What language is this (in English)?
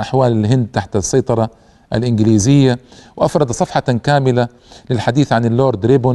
Arabic